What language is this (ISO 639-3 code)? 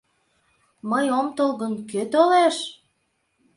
chm